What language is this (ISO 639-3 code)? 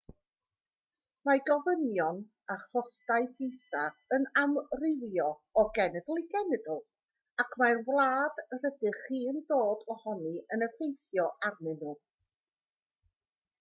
cym